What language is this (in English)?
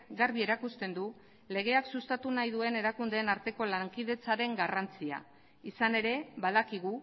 Basque